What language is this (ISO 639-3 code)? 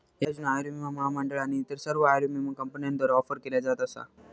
mar